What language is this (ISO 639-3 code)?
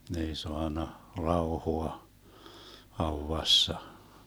fin